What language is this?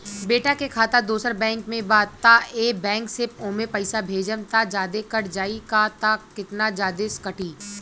Bhojpuri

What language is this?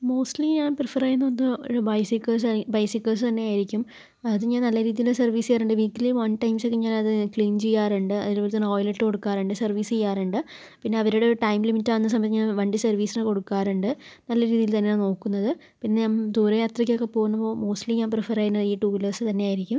Malayalam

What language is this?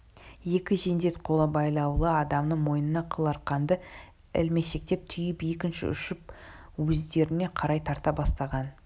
Kazakh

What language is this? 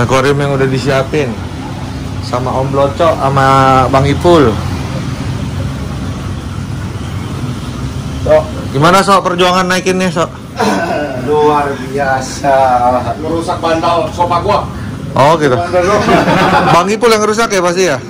Indonesian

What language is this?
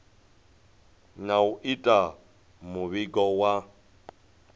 Venda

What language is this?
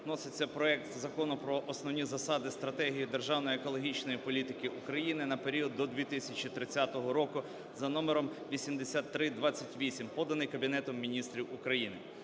Ukrainian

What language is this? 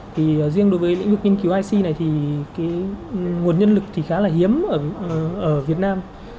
Vietnamese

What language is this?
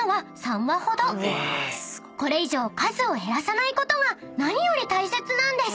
Japanese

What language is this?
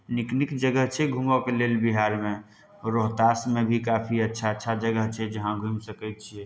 Maithili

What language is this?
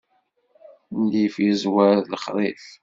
Kabyle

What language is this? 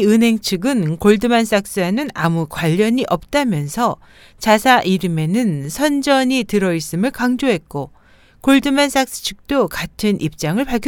Korean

